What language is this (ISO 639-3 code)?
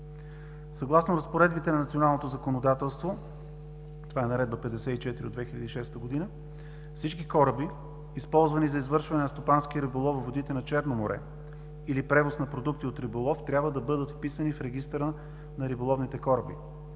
bul